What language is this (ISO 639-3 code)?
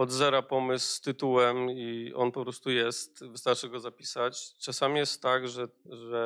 pol